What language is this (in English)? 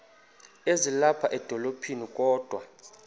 Xhosa